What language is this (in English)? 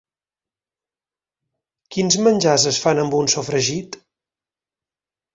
Catalan